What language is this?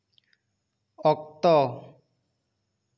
Santali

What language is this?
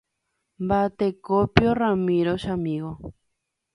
Guarani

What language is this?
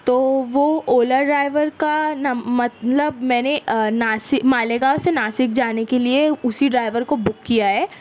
Urdu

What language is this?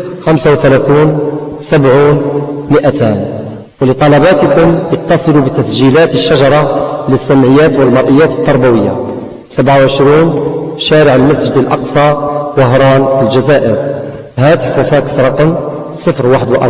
Arabic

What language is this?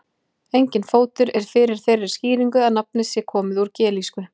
Icelandic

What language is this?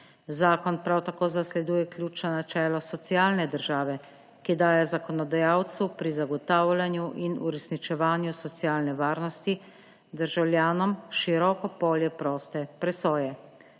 Slovenian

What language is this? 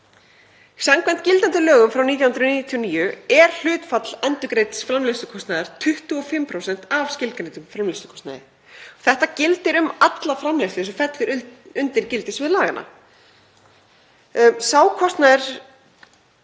Icelandic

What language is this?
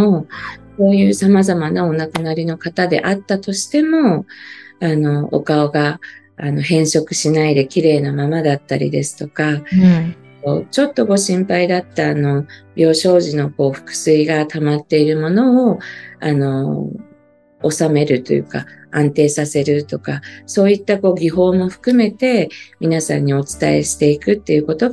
Japanese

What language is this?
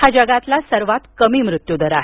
Marathi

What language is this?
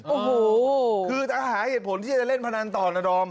Thai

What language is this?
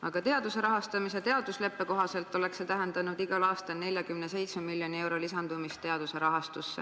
Estonian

